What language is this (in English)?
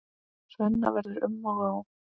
Icelandic